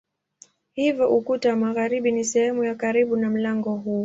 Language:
Swahili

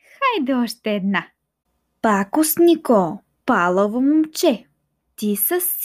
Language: Bulgarian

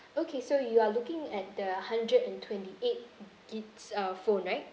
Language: English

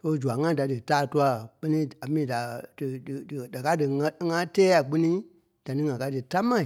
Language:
Kpelle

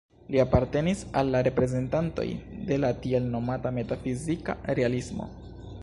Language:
Esperanto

